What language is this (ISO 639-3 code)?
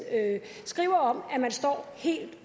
dan